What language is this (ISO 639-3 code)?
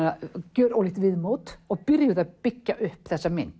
isl